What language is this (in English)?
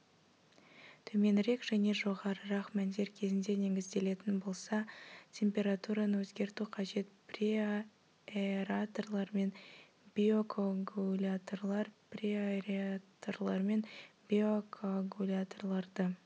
Kazakh